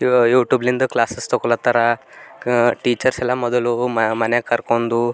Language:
Kannada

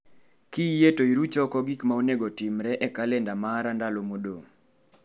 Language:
Luo (Kenya and Tanzania)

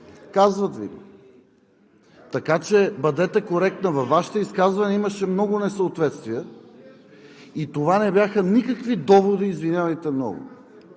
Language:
Bulgarian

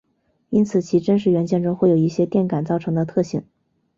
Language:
Chinese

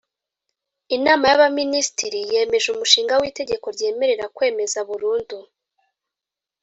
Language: Kinyarwanda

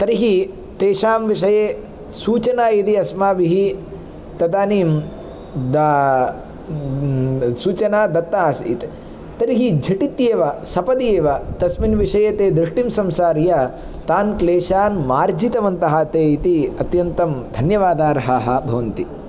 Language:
Sanskrit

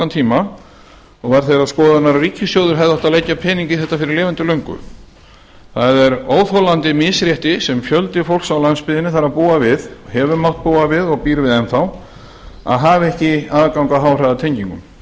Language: Icelandic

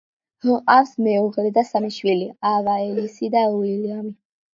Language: Georgian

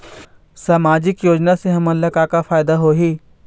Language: Chhattisgarhi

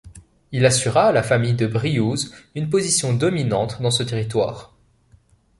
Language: French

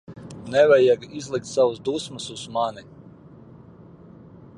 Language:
Latvian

